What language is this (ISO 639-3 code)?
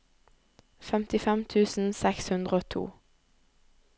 nor